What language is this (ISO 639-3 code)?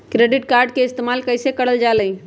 mag